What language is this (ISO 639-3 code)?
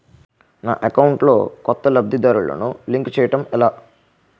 tel